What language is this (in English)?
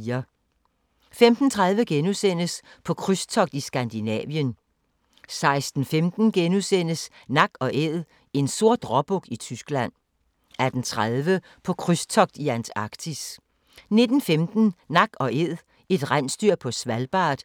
Danish